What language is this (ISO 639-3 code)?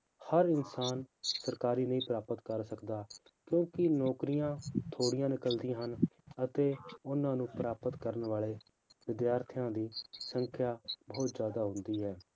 pan